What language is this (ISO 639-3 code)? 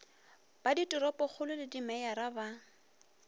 nso